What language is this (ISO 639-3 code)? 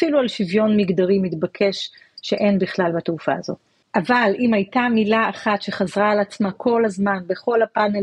heb